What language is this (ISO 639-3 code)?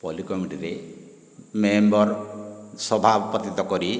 ori